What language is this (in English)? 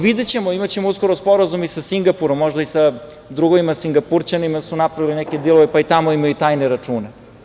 Serbian